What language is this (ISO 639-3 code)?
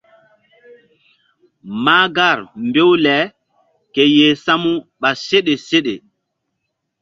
mdd